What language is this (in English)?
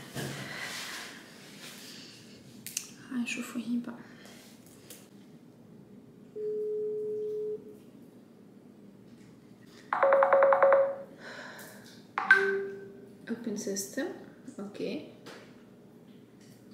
Arabic